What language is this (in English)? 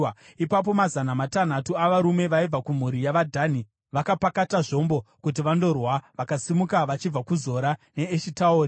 Shona